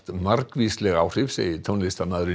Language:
Icelandic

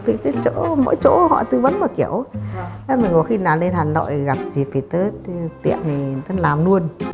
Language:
Vietnamese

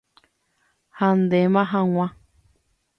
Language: Guarani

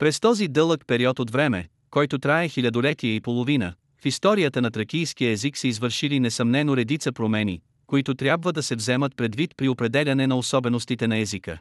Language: Bulgarian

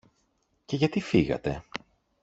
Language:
Greek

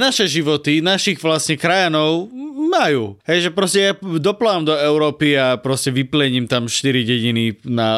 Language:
Slovak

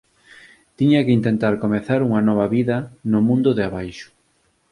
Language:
Galician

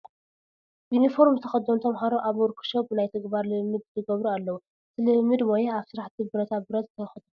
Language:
Tigrinya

